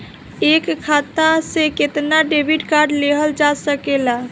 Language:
Bhojpuri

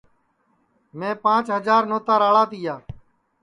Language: Sansi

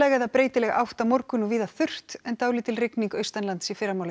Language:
Icelandic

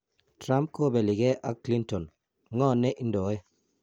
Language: Kalenjin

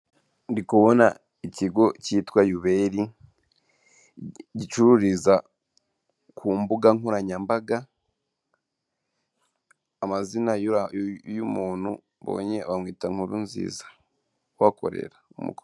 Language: Kinyarwanda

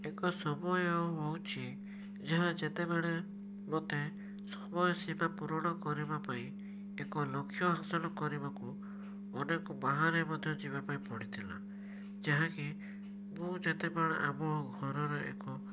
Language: Odia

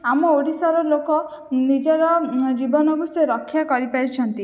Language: Odia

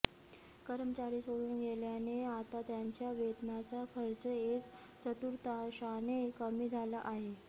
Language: Marathi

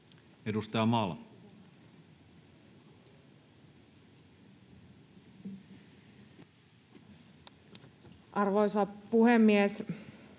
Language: Finnish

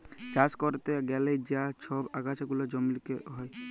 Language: Bangla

